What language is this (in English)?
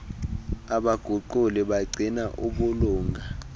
Xhosa